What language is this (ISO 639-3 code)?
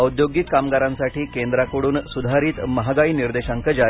mar